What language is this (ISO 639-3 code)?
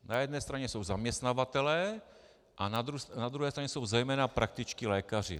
ces